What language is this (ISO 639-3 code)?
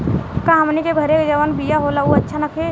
bho